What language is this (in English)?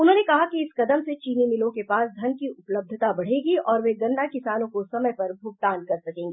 Hindi